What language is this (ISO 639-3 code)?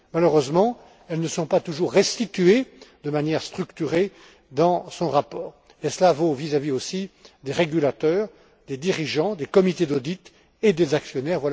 fra